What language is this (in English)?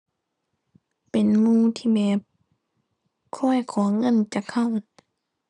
Thai